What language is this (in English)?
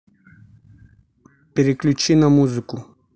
Russian